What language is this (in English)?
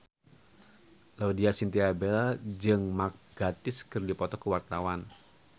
Sundanese